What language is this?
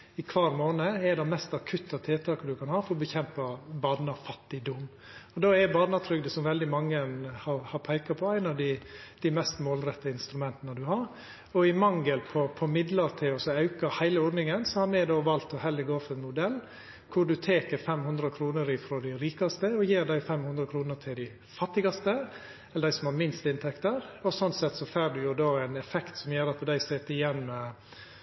Norwegian Nynorsk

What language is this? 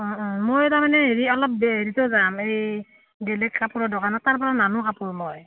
Assamese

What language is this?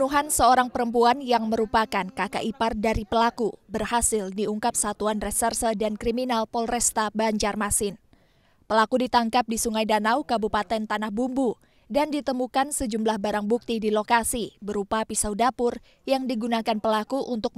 Indonesian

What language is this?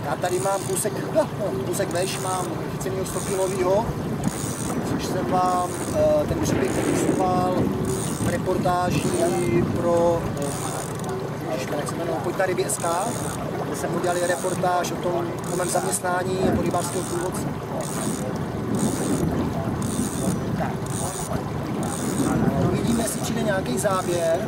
Czech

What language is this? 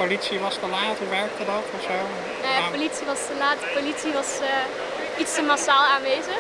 Dutch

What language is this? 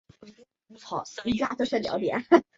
Chinese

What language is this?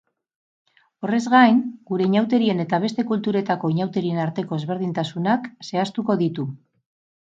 Basque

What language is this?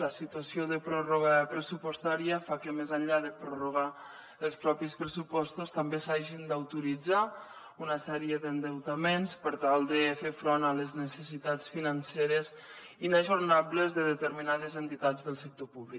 Catalan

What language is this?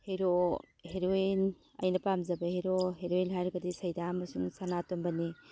Manipuri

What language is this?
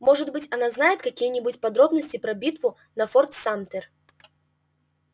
Russian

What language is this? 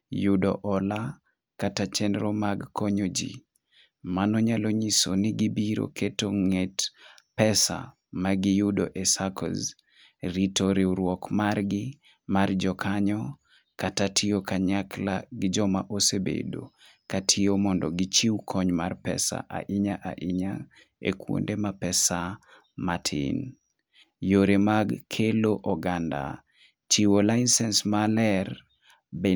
Luo (Kenya and Tanzania)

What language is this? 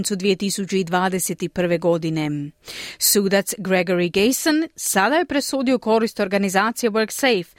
Croatian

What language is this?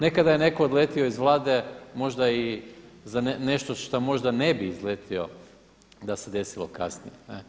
Croatian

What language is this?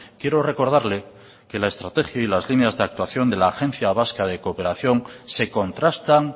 Spanish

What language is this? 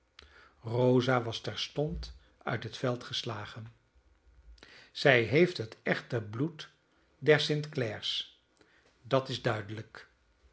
Dutch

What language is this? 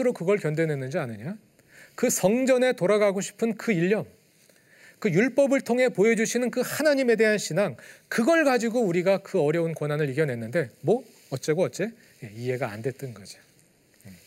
Korean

